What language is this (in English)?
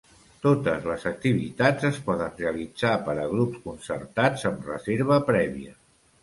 Catalan